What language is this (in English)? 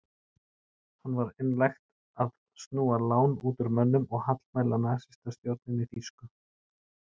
Icelandic